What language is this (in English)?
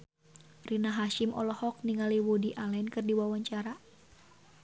Sundanese